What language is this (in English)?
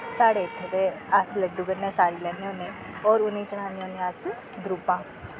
Dogri